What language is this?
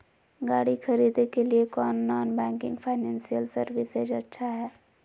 Magahi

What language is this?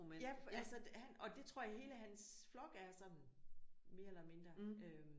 Danish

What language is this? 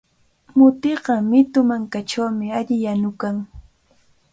Cajatambo North Lima Quechua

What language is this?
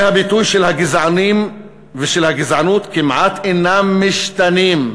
Hebrew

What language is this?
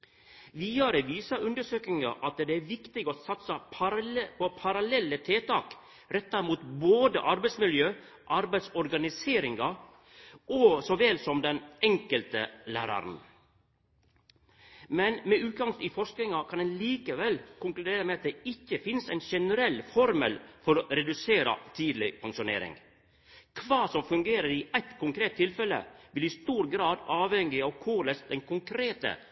Norwegian Nynorsk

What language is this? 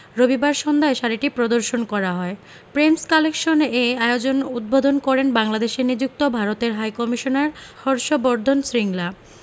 Bangla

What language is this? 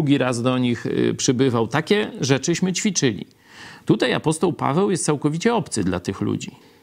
Polish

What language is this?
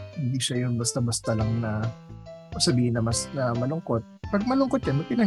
Filipino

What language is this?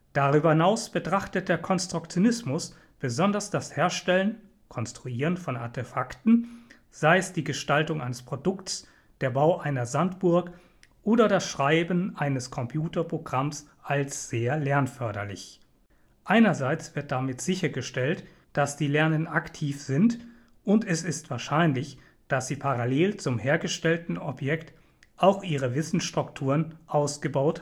German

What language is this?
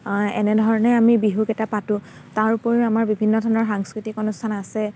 Assamese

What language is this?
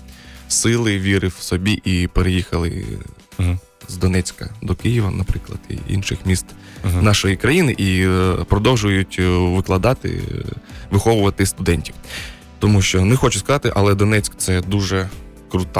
Ukrainian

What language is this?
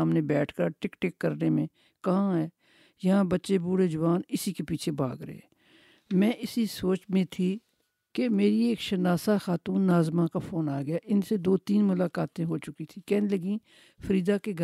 Urdu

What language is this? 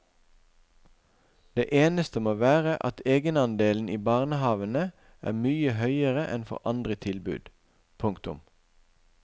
Norwegian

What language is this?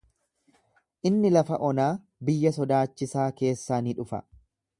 Oromo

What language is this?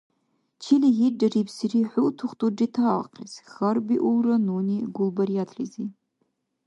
Dargwa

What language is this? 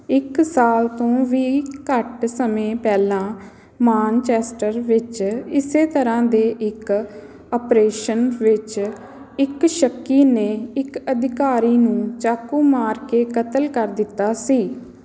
Punjabi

